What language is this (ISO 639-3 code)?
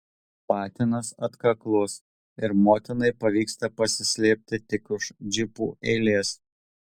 lit